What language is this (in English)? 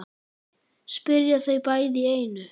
Icelandic